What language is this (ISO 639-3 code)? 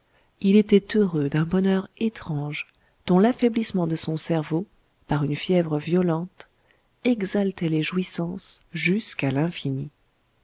fra